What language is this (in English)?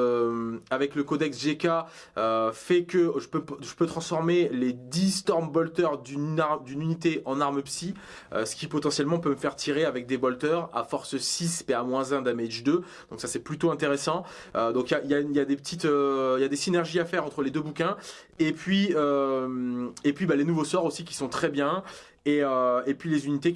French